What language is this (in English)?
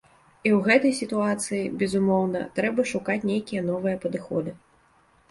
Belarusian